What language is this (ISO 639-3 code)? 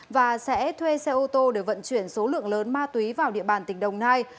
vie